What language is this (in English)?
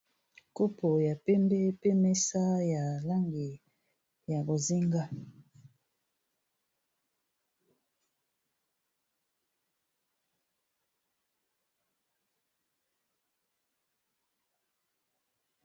Lingala